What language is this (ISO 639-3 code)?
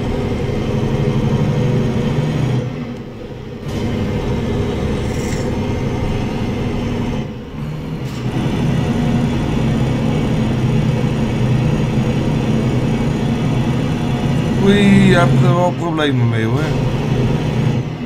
nld